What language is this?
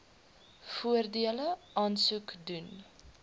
Afrikaans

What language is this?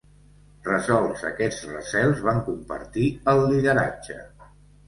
Catalan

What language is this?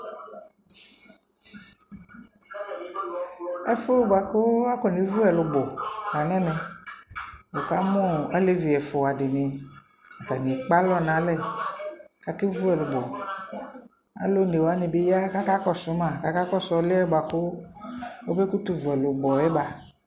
Ikposo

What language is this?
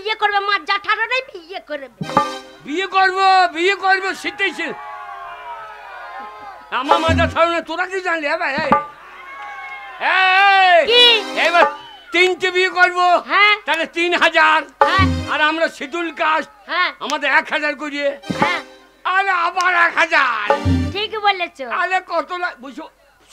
English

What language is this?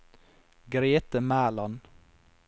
Norwegian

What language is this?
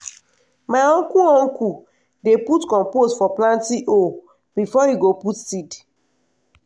Nigerian Pidgin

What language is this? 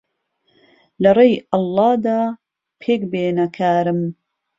Central Kurdish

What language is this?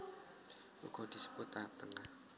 Javanese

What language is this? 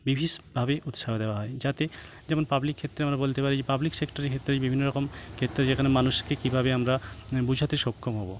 Bangla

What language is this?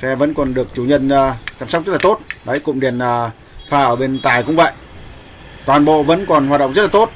Vietnamese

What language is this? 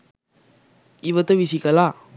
Sinhala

